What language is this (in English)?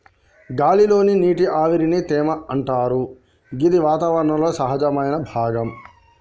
Telugu